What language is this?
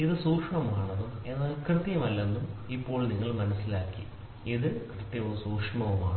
Malayalam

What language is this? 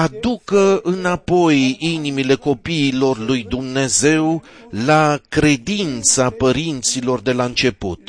Romanian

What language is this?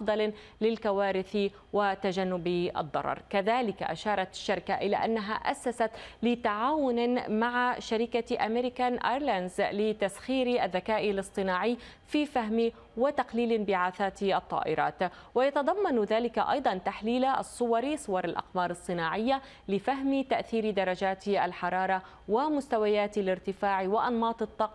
Arabic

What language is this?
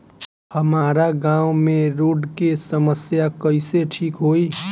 Bhojpuri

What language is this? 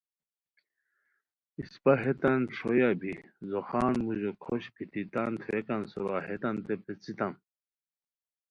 Khowar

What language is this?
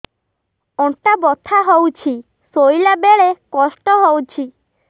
Odia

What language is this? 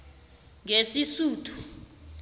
South Ndebele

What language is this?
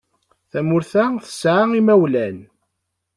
Kabyle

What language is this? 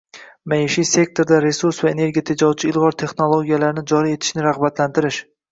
Uzbek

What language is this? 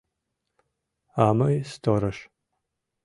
Mari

